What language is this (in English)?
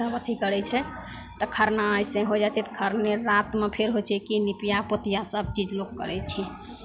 Maithili